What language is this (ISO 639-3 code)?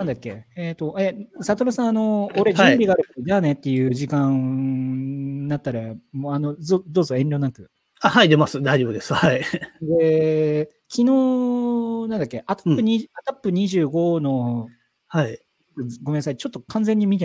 jpn